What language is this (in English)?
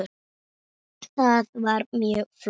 Icelandic